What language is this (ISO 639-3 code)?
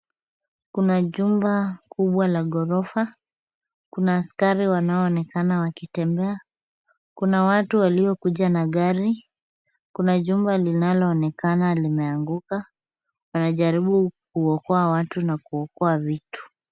swa